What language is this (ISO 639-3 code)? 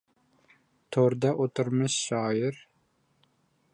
uzb